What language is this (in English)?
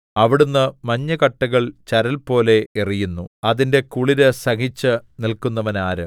Malayalam